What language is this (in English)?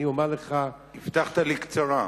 Hebrew